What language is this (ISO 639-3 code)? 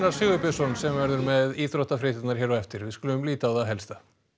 isl